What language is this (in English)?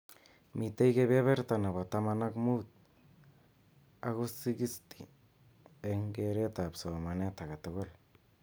Kalenjin